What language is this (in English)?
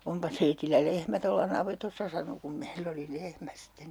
Finnish